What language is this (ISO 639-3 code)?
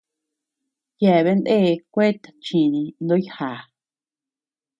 cux